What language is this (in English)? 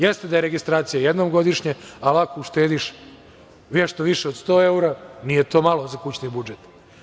Serbian